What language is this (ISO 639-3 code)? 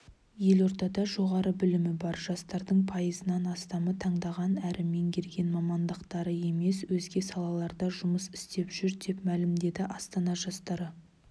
kaz